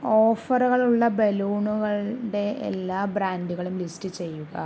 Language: Malayalam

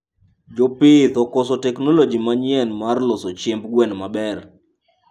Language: Luo (Kenya and Tanzania)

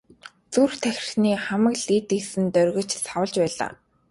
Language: Mongolian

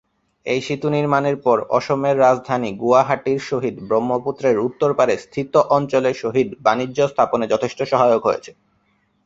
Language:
Bangla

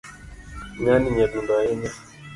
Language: Luo (Kenya and Tanzania)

